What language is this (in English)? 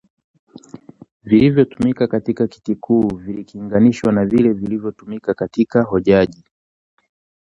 Swahili